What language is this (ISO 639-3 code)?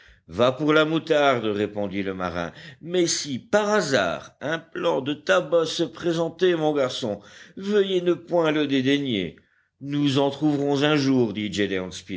fra